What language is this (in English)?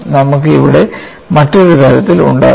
Malayalam